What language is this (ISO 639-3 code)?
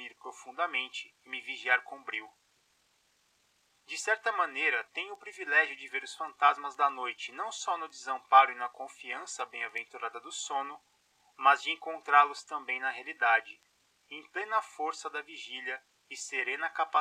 por